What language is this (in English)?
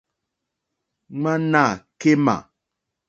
Mokpwe